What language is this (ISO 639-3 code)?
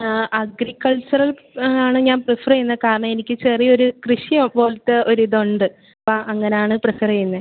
mal